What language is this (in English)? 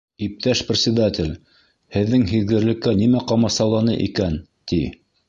Bashkir